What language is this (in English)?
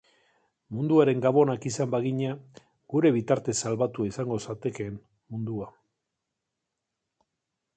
Basque